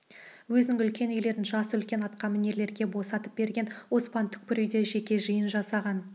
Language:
Kazakh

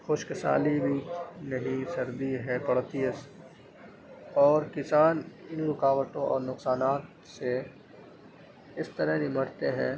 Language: Urdu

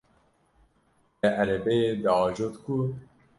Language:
Kurdish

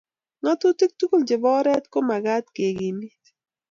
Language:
Kalenjin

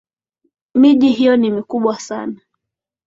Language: Swahili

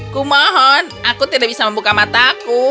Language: Indonesian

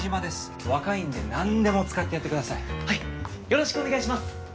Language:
Japanese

